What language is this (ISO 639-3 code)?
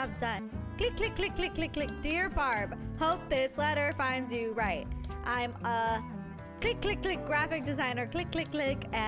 eng